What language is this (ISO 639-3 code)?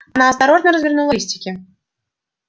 rus